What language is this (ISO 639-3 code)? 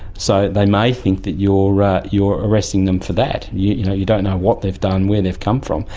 eng